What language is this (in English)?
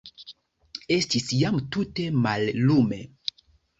Esperanto